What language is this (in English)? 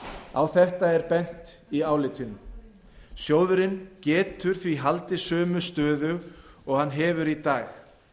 Icelandic